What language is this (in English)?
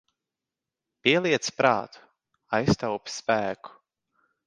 Latvian